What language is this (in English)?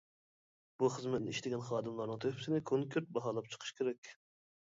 Uyghur